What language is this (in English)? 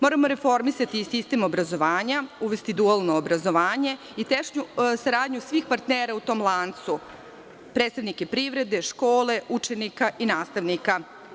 Serbian